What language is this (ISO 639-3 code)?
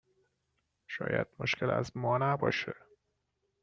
fas